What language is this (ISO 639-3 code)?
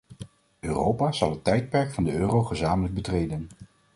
nld